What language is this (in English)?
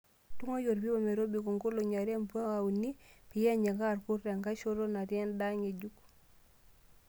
Masai